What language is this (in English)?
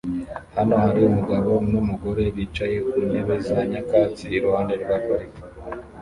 Kinyarwanda